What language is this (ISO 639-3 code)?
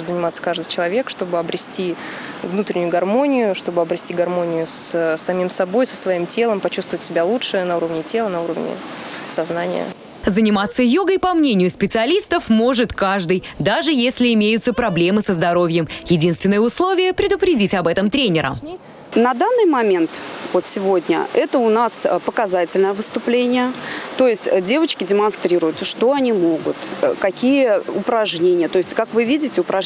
rus